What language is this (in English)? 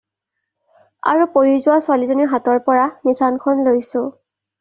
Assamese